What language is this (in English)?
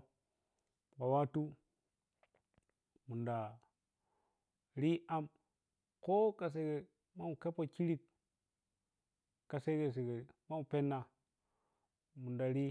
Piya-Kwonci